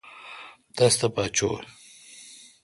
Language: Kalkoti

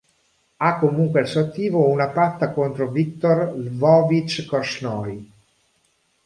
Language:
Italian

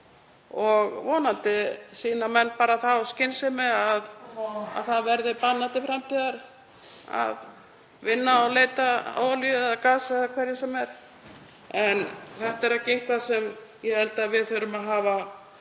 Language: Icelandic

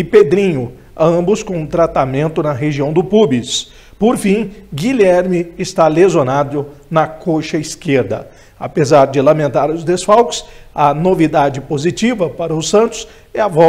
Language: Portuguese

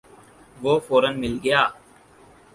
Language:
Urdu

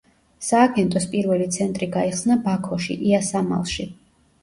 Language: Georgian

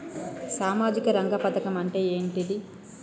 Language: Telugu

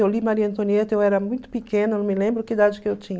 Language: Portuguese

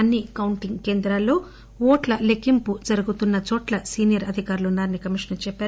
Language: Telugu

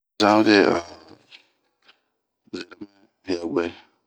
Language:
Bomu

